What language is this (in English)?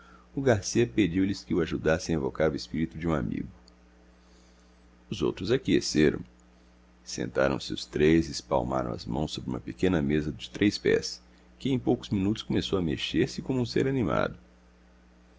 Portuguese